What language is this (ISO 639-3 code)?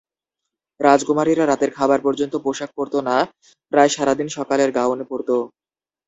ben